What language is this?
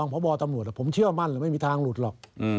Thai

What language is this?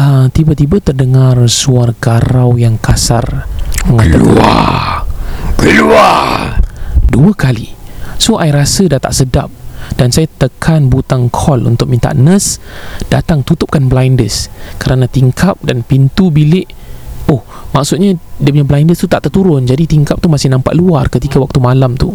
Malay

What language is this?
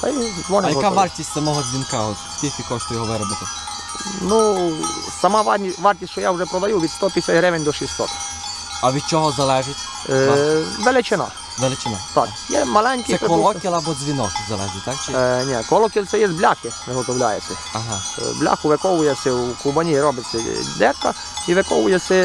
Ukrainian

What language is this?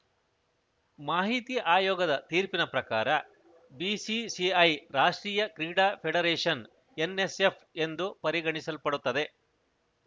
Kannada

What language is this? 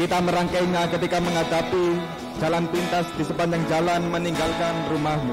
Indonesian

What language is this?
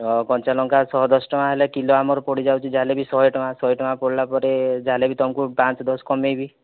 Odia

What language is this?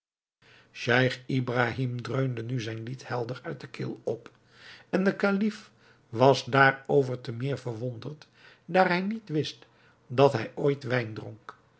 Dutch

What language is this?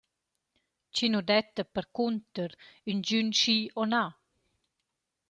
Romansh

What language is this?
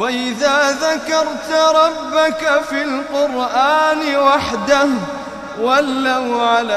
Arabic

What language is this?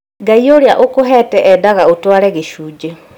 Kikuyu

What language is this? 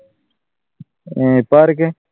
Malayalam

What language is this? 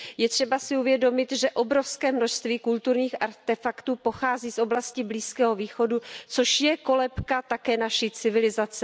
Czech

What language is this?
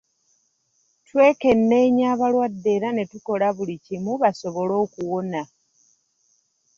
Ganda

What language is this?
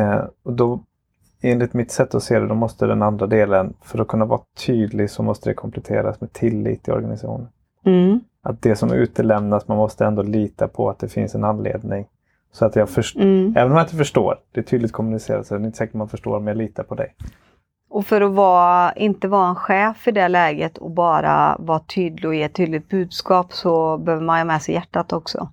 Swedish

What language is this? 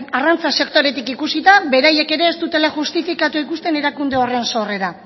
Basque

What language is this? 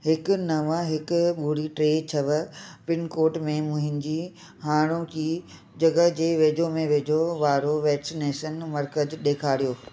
Sindhi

